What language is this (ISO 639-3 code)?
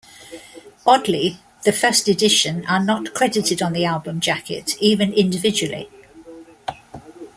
eng